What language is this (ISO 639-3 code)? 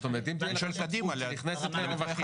heb